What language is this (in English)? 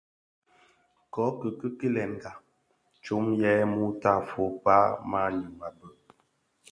Bafia